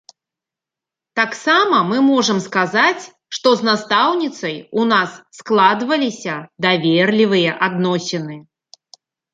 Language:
Belarusian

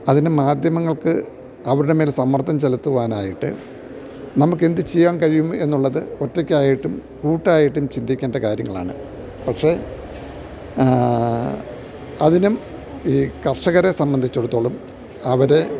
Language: Malayalam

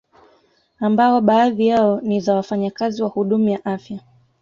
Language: Swahili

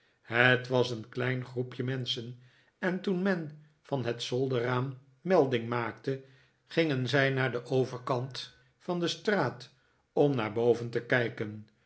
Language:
Dutch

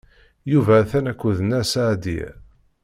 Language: Kabyle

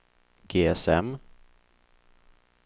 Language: Swedish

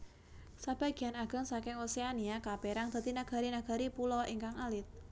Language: Javanese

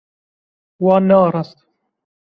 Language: Kurdish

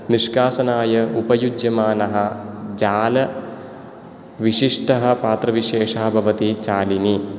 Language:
Sanskrit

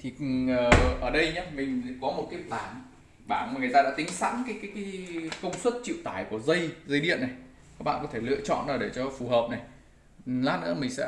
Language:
Vietnamese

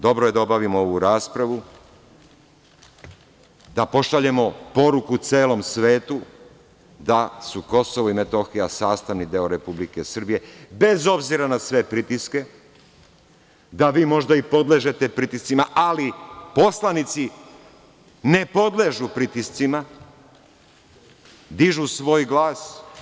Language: Serbian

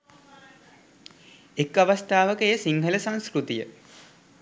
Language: Sinhala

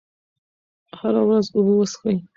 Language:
Pashto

